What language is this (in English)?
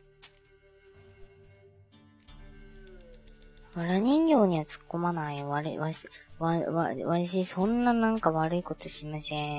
Japanese